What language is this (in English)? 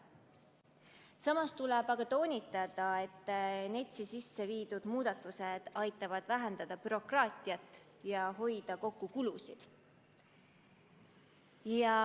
Estonian